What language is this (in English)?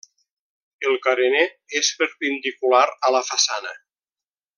Catalan